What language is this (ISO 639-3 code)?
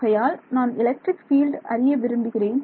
tam